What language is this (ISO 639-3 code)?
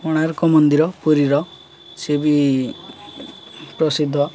ori